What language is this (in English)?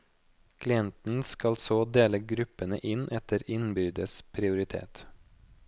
Norwegian